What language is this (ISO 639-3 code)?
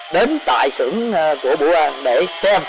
vie